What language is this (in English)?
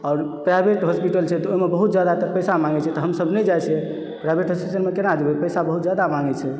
Maithili